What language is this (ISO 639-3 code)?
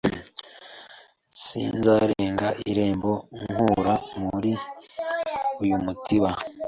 kin